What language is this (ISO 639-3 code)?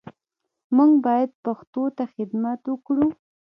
pus